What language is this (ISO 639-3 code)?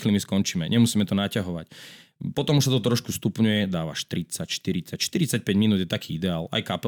slk